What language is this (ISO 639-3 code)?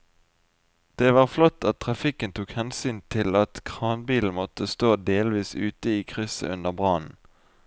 nor